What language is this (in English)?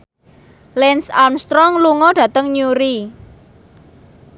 Javanese